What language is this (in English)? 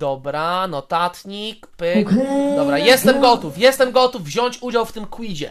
Polish